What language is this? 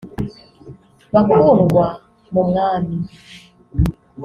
Kinyarwanda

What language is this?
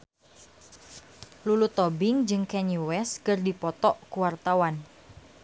Sundanese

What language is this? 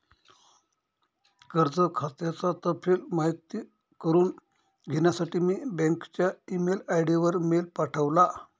Marathi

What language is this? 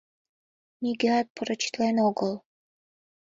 Mari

